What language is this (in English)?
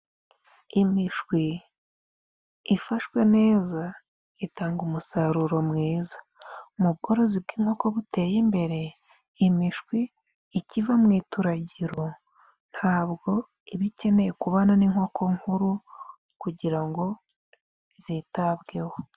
Kinyarwanda